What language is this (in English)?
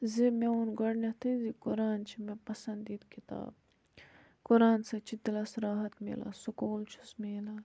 Kashmiri